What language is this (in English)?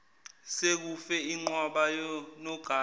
Zulu